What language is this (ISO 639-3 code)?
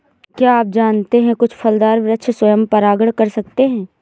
hin